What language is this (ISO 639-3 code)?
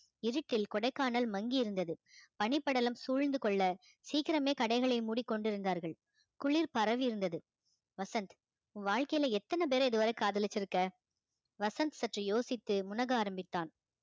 tam